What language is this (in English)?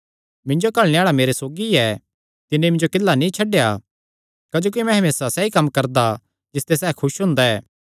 Kangri